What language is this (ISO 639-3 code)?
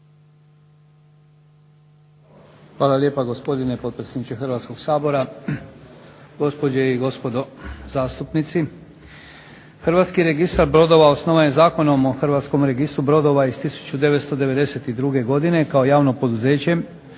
hrv